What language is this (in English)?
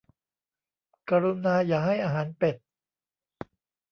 Thai